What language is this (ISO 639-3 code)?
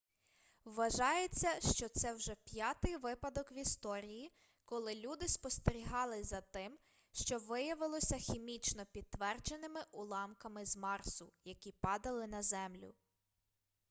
ukr